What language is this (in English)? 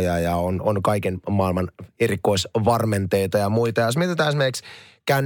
Finnish